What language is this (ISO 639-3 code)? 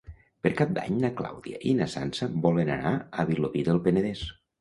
cat